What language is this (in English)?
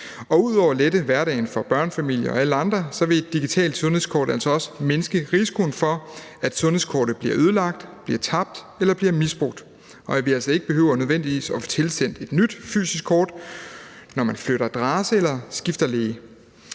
Danish